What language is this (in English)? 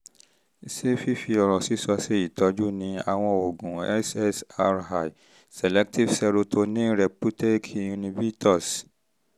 Yoruba